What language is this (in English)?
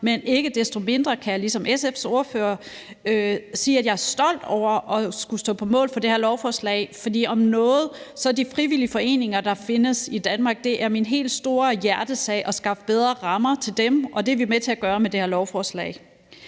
Danish